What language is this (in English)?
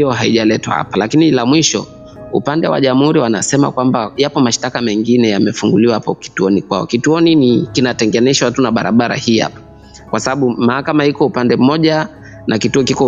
Swahili